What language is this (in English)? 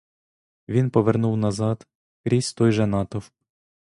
Ukrainian